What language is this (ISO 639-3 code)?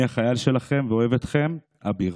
heb